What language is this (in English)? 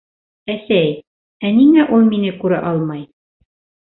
Bashkir